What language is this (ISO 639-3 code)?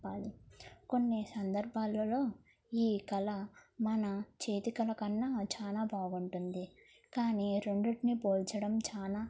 tel